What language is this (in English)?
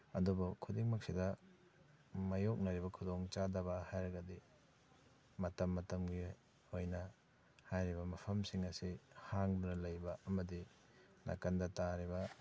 Manipuri